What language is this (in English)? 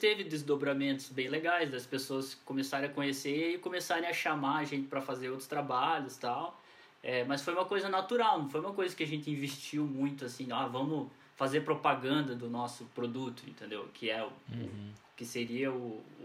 Portuguese